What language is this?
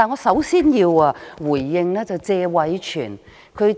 Cantonese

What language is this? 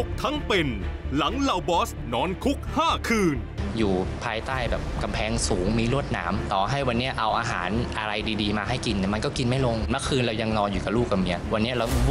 Thai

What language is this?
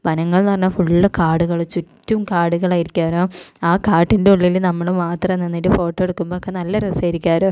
Malayalam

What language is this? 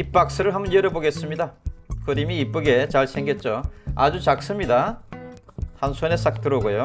Korean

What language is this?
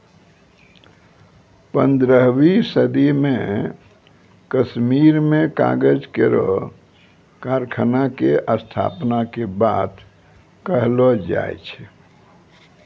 Maithili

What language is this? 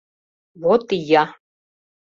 Mari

